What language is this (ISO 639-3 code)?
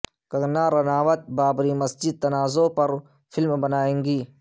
urd